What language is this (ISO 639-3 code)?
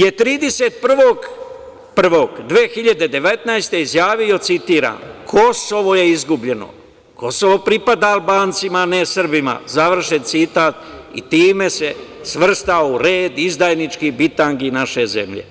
srp